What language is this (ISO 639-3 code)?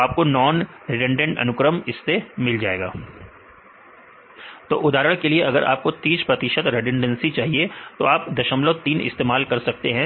hin